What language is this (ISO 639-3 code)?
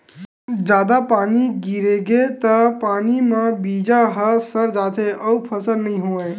hne